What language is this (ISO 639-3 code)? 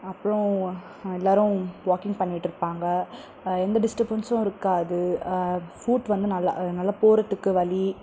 tam